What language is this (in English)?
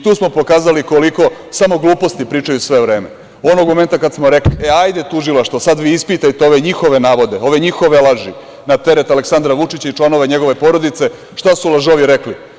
Serbian